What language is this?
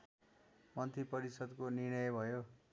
Nepali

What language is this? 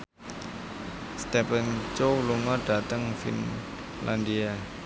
Javanese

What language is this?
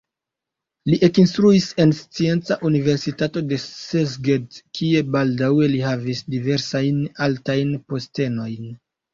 Esperanto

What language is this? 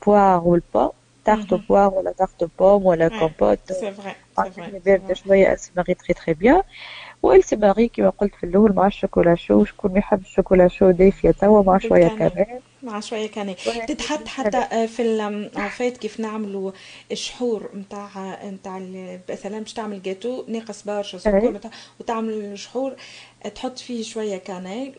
Arabic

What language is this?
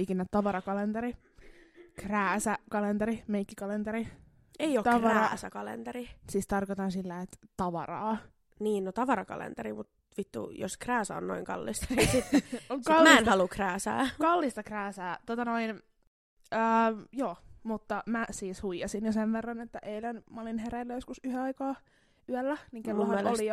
Finnish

